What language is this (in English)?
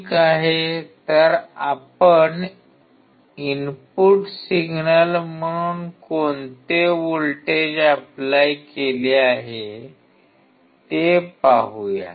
Marathi